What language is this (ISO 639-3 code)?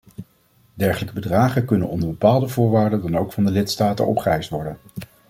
nld